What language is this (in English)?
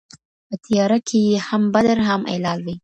Pashto